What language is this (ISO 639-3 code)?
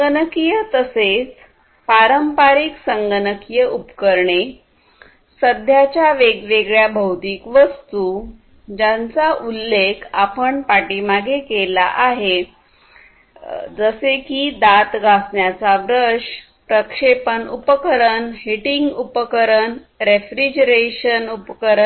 mar